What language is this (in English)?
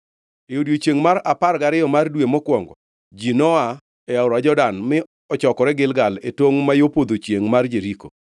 Luo (Kenya and Tanzania)